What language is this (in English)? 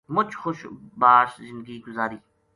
Gujari